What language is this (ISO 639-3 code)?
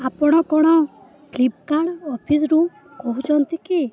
ori